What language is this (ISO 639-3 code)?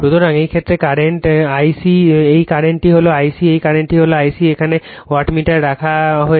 ben